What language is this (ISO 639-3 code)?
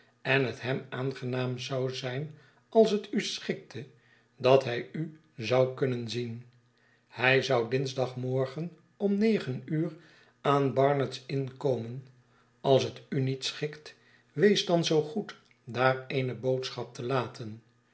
nld